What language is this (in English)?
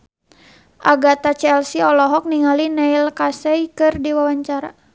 Sundanese